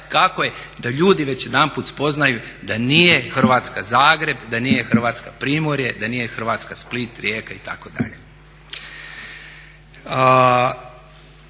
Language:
Croatian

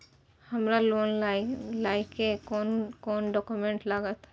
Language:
Maithili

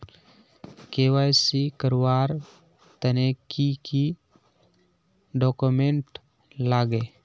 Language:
Magahi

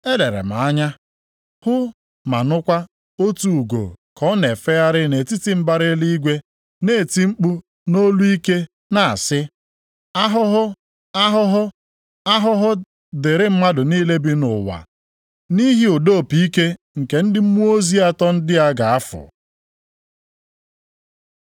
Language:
Igbo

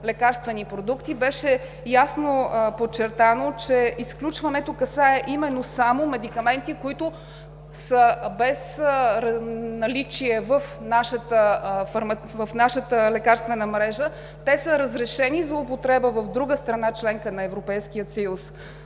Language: Bulgarian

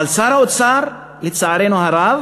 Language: Hebrew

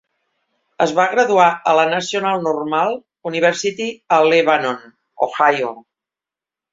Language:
Catalan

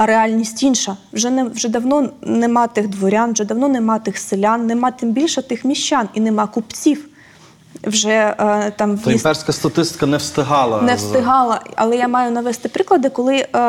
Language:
Ukrainian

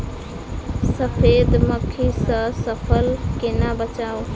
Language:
Maithili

